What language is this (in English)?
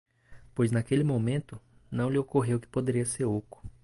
Portuguese